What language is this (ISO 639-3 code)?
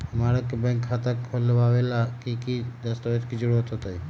mag